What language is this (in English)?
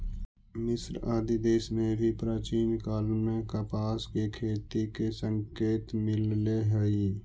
Magahi